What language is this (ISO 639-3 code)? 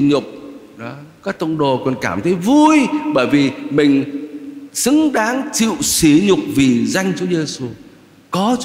vie